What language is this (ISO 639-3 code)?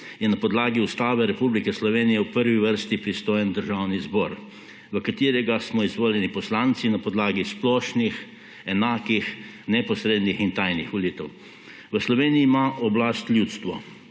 slv